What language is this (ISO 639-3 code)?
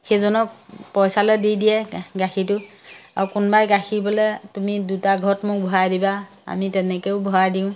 asm